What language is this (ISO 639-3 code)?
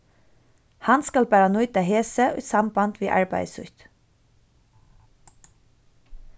fao